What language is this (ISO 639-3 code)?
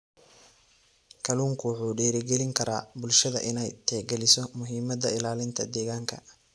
som